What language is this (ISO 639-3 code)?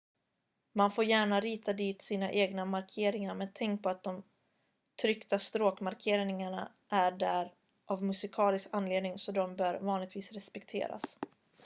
swe